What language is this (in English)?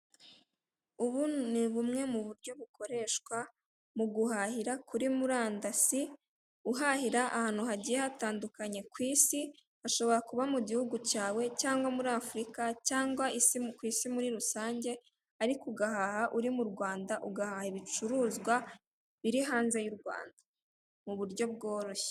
Kinyarwanda